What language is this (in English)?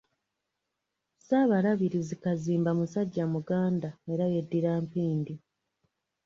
Ganda